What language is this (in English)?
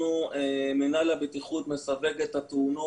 Hebrew